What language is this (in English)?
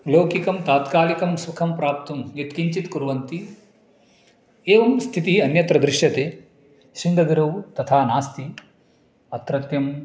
Sanskrit